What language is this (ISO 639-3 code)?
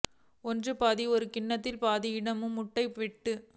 tam